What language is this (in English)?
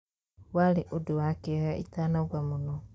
Kikuyu